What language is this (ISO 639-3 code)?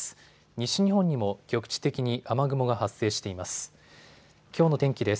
jpn